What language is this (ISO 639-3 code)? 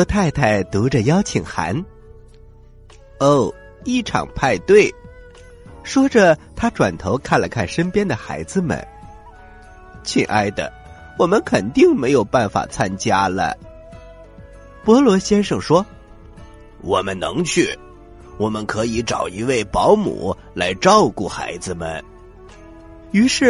zho